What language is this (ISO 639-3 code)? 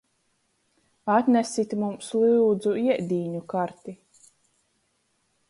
ltg